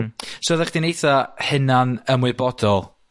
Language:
Welsh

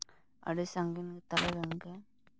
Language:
Santali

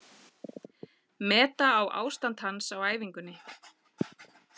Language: Icelandic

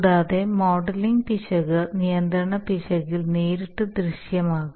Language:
Malayalam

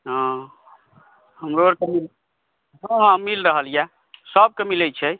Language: Maithili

